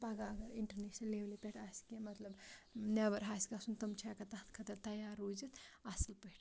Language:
Kashmiri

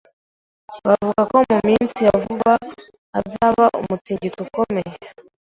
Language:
Kinyarwanda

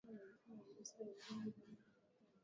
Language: Swahili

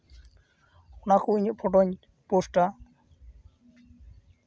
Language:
Santali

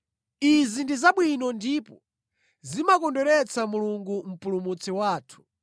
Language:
Nyanja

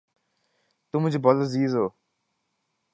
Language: Urdu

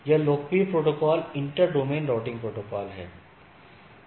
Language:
Hindi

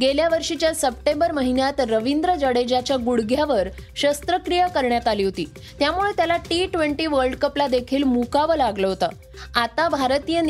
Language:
Marathi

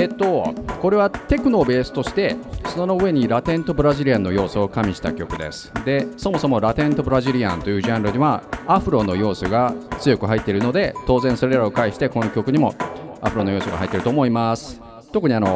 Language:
Japanese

